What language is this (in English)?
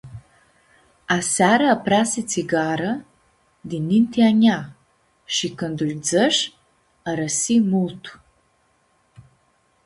Aromanian